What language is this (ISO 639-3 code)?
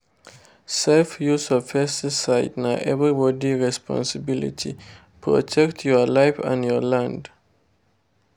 pcm